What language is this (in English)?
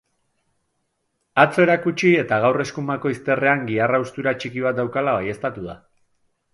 Basque